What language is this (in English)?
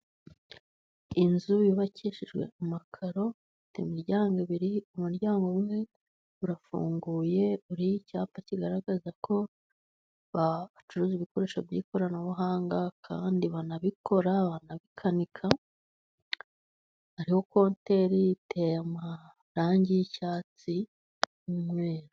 Kinyarwanda